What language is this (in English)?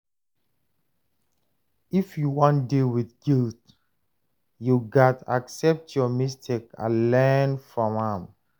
Nigerian Pidgin